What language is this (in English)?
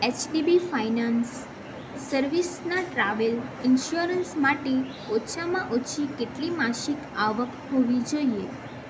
Gujarati